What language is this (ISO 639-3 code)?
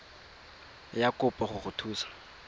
tsn